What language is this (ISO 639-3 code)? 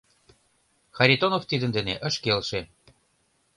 chm